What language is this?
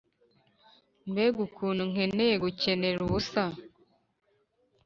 Kinyarwanda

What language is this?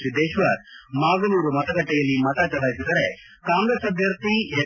Kannada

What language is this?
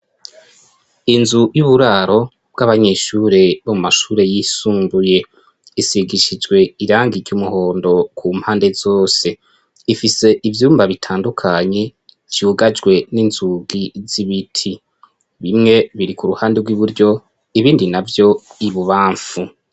Rundi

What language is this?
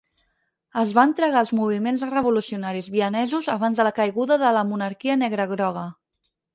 Catalan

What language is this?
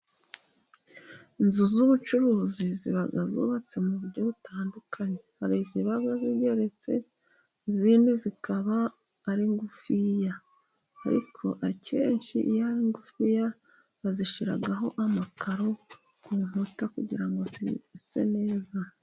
Kinyarwanda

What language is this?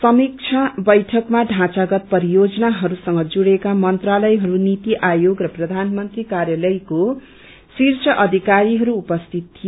Nepali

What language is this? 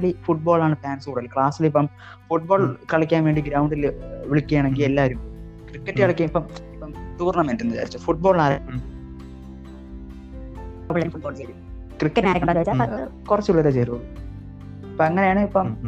Malayalam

